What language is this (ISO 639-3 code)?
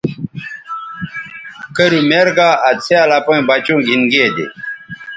btv